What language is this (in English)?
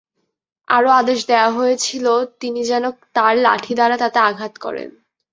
Bangla